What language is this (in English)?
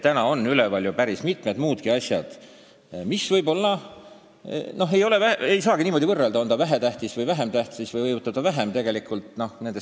Estonian